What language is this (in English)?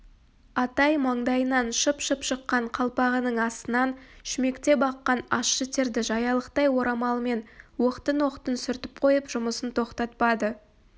Kazakh